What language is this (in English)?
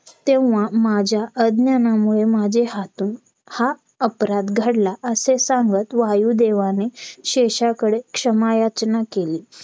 Marathi